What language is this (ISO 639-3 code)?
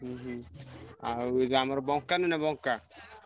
ori